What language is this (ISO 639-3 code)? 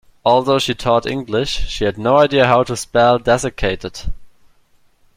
eng